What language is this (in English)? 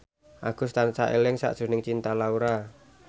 Javanese